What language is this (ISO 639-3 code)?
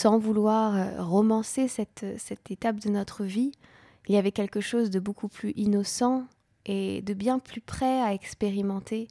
fra